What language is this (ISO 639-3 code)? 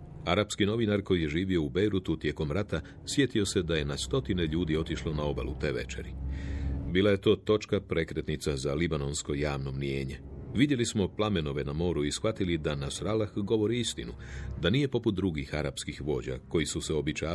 hrv